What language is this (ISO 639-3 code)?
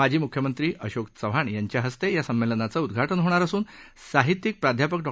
mar